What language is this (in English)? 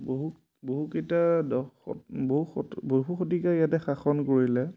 Assamese